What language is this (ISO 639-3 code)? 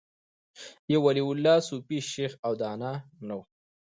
pus